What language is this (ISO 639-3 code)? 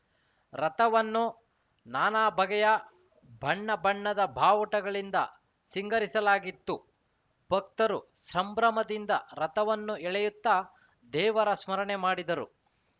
kan